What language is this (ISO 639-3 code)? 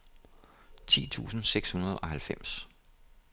dan